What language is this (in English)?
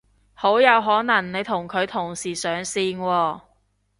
Cantonese